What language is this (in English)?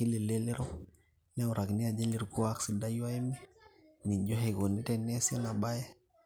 Masai